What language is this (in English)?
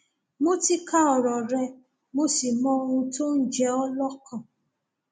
Yoruba